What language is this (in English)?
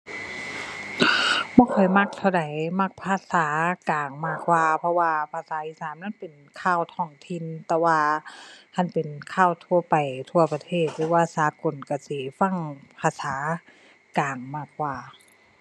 Thai